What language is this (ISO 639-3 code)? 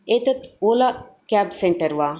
san